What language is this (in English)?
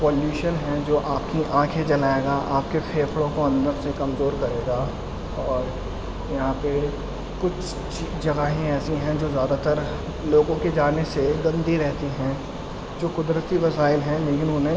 Urdu